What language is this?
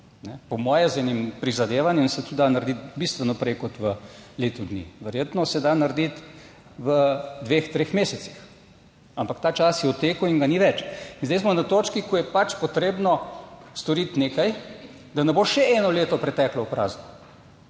Slovenian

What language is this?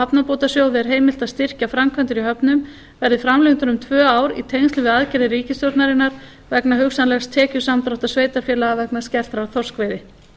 Icelandic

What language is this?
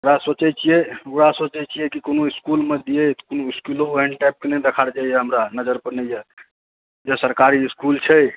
Maithili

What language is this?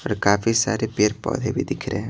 Hindi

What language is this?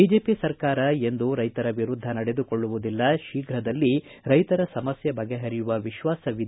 Kannada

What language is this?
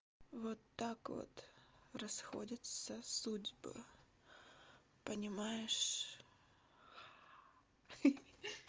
Russian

